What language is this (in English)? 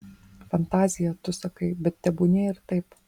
Lithuanian